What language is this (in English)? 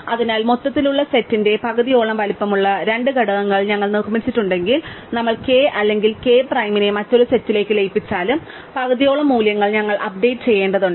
Malayalam